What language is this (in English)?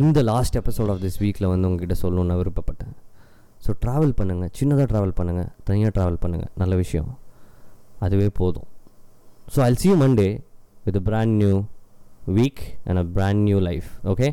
Tamil